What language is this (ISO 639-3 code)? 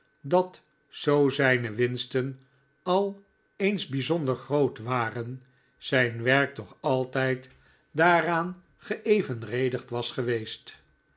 nld